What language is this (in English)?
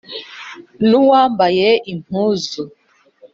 Kinyarwanda